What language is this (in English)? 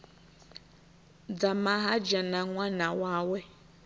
Venda